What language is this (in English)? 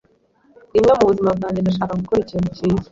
Kinyarwanda